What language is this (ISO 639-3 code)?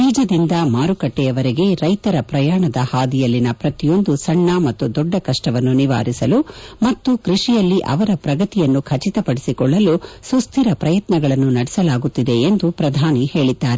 kan